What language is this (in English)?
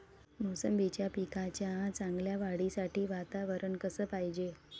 Marathi